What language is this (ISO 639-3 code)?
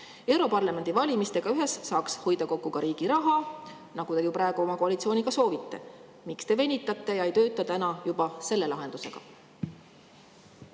est